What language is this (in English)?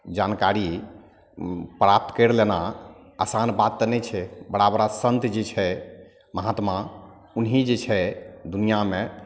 Maithili